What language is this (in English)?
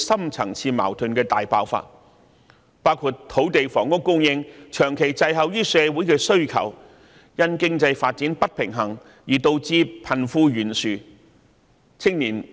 Cantonese